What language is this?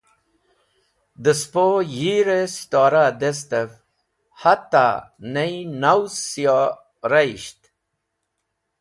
Wakhi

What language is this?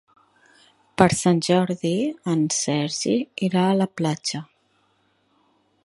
Catalan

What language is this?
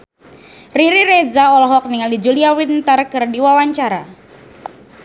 Sundanese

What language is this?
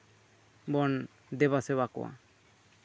Santali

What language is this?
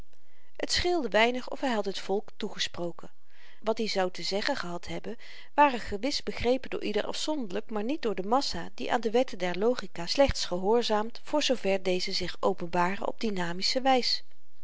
Dutch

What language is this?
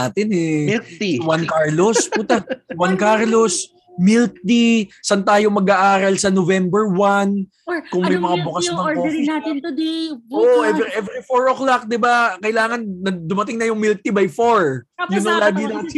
Filipino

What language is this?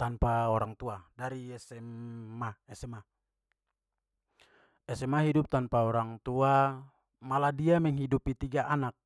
Papuan Malay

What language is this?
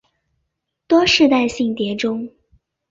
Chinese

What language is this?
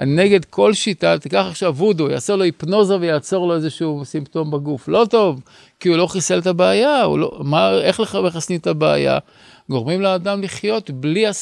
Hebrew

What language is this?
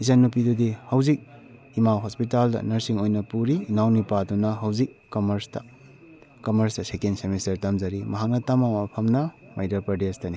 Manipuri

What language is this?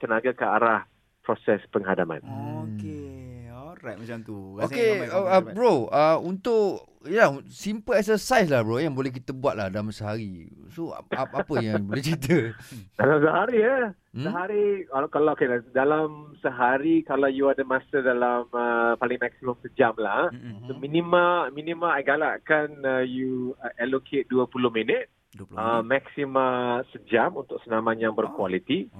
Malay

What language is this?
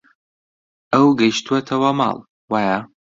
Central Kurdish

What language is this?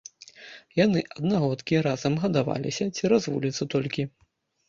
Belarusian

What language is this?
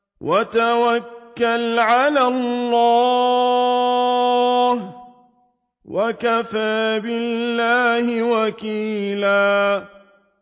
Arabic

